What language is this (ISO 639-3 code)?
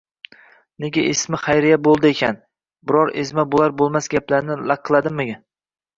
uzb